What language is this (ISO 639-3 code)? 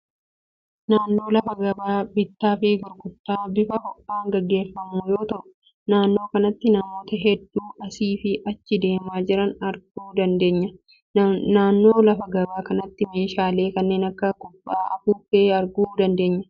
orm